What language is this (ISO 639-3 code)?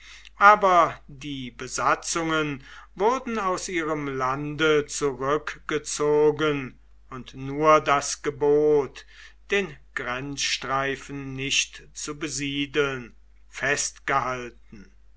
deu